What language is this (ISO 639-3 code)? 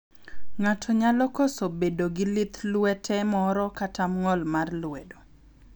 luo